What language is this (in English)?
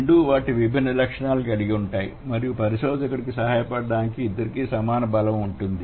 Telugu